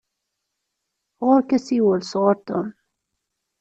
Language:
Kabyle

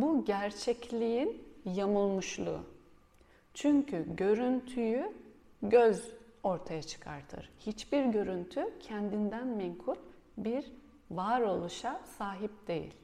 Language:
Turkish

